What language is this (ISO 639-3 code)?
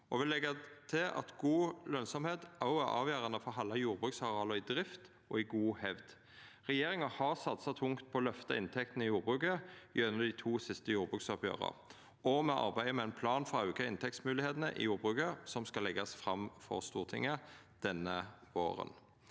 nor